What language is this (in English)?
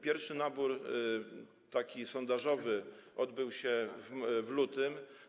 Polish